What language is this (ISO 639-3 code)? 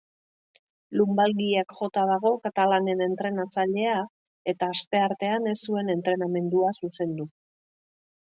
eus